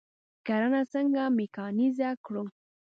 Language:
Pashto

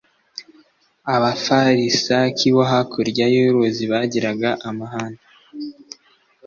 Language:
Kinyarwanda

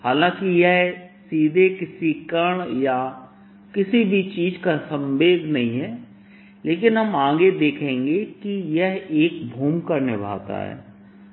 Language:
Hindi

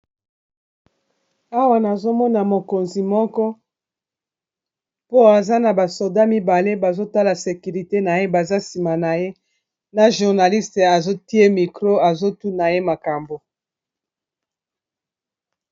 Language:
Lingala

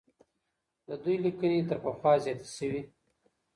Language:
Pashto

